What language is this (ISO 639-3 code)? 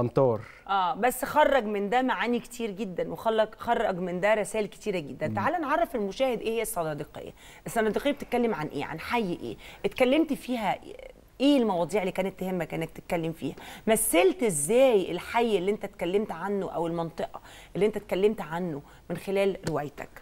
ara